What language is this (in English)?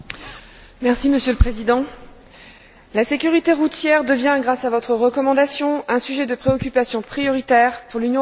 French